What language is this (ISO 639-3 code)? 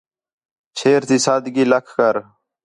xhe